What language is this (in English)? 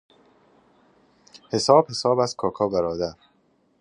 Persian